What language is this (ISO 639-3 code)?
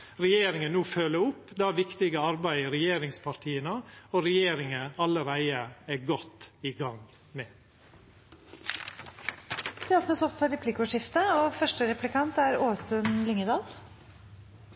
nor